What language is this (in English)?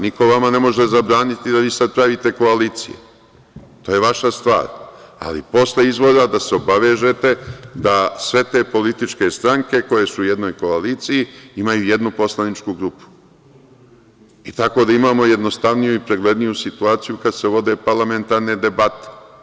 Serbian